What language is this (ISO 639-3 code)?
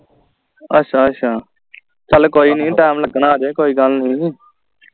pan